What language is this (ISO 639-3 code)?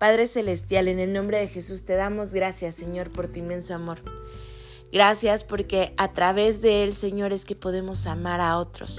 spa